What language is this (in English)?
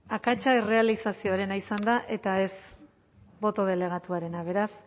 Basque